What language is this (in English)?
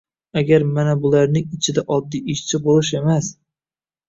Uzbek